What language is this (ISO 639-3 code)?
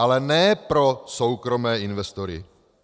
ces